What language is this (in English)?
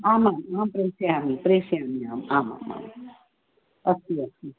Sanskrit